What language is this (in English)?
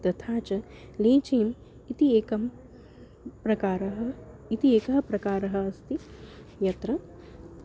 Sanskrit